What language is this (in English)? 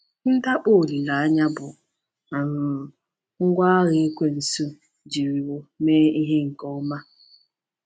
Igbo